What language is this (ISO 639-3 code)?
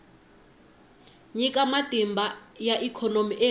tso